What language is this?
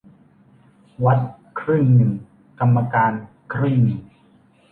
Thai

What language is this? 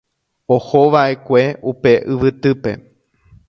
Guarani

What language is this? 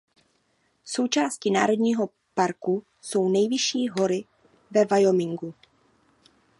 Czech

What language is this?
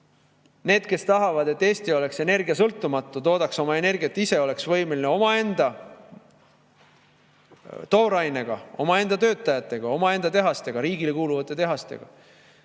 Estonian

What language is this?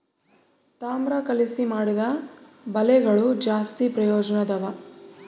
Kannada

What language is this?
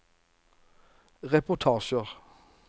Norwegian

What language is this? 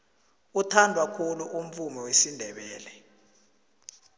South Ndebele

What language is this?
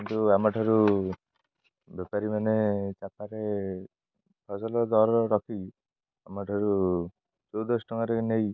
Odia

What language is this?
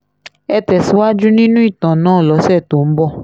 Yoruba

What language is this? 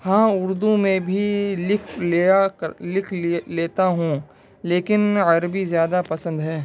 Urdu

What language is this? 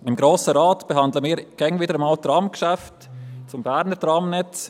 Swiss German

